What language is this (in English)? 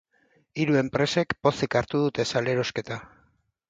Basque